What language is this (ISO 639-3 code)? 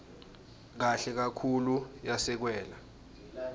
ssw